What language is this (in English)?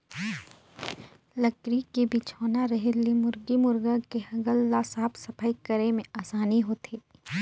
Chhattisgarhi